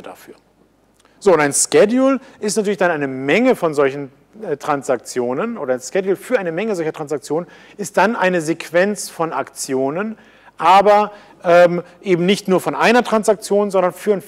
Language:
German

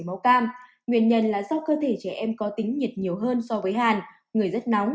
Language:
Vietnamese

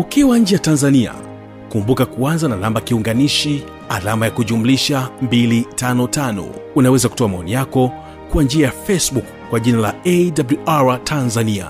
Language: Swahili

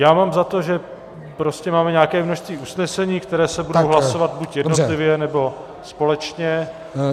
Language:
Czech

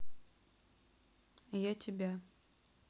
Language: Russian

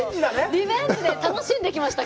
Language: Japanese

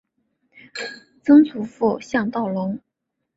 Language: Chinese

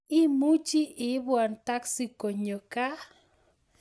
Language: Kalenjin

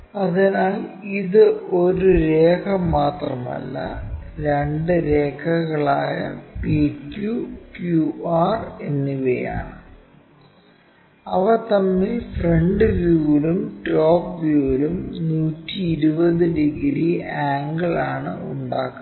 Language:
Malayalam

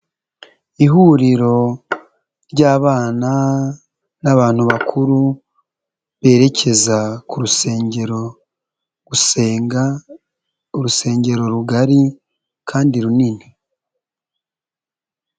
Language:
Kinyarwanda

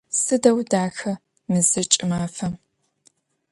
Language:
Adyghe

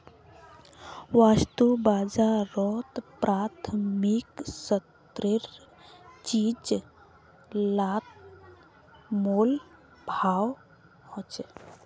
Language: Magahi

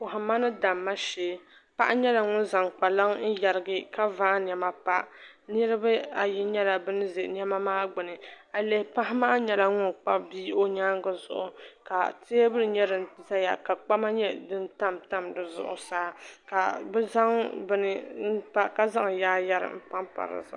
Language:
Dagbani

